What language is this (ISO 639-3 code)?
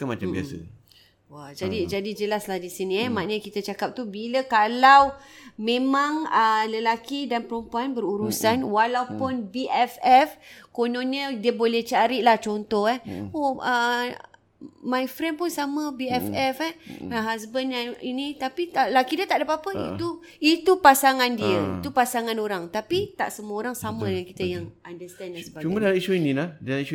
msa